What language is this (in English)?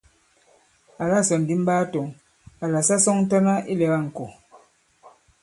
Bankon